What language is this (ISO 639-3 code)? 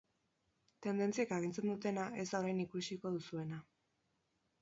eus